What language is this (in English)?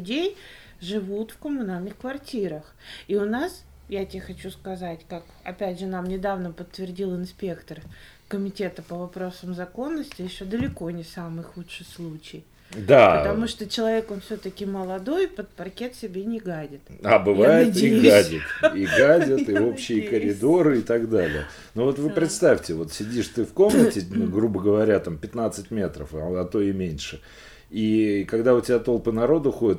Russian